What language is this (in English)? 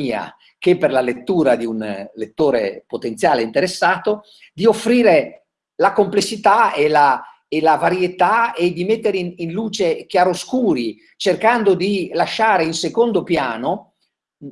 Italian